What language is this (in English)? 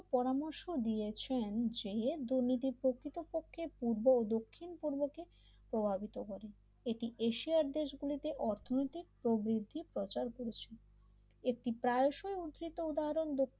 Bangla